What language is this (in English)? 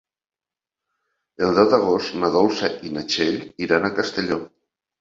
Catalan